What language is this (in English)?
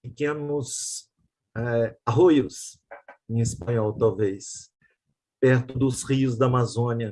Portuguese